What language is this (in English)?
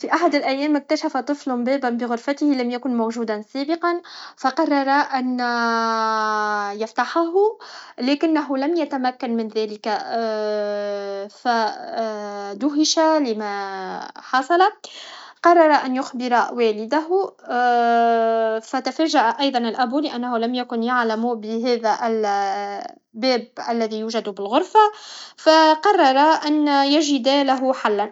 Tunisian Arabic